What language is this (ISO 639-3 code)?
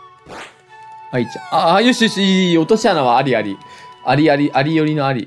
jpn